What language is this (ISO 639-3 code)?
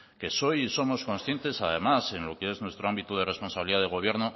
spa